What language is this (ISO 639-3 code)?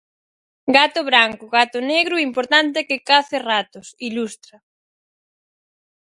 glg